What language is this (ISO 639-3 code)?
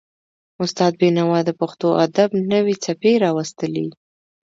pus